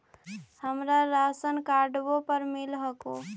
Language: Magahi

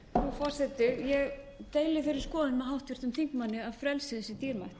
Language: Icelandic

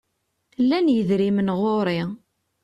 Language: Kabyle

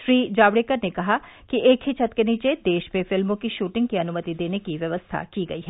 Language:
Hindi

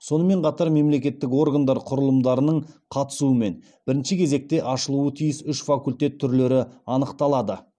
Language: Kazakh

